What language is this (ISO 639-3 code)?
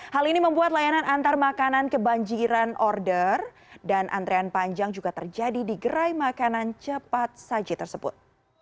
ind